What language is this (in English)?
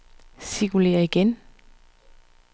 Danish